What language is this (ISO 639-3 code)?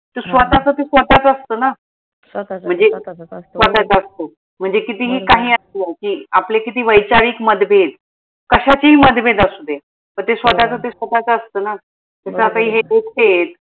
mar